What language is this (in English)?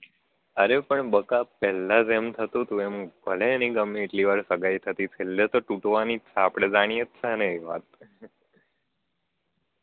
Gujarati